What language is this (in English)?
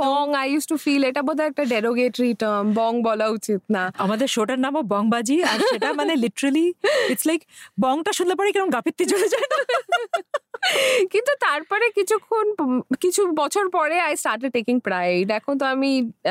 Bangla